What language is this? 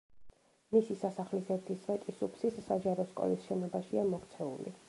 Georgian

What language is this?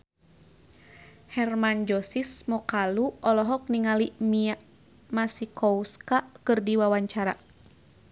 Sundanese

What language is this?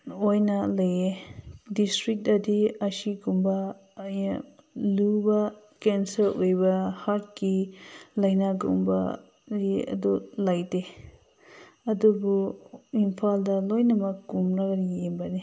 Manipuri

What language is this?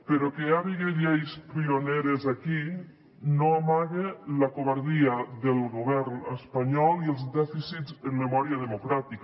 Catalan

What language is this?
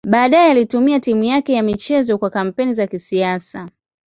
Swahili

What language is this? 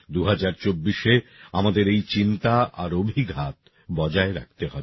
Bangla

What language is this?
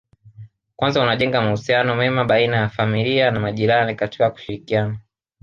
Swahili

